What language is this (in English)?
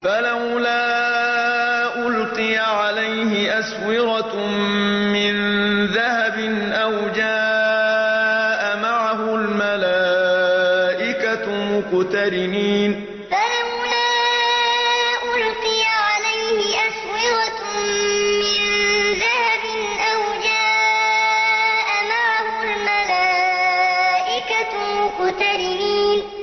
Arabic